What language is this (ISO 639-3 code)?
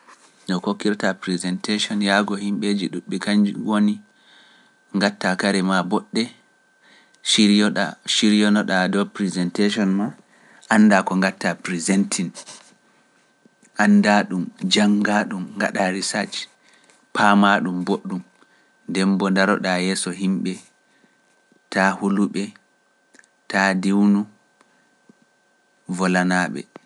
fuf